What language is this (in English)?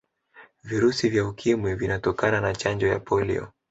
Swahili